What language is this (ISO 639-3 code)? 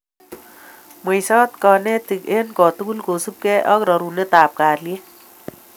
kln